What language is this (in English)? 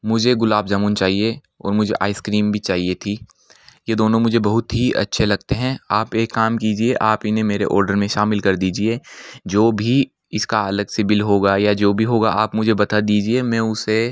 Hindi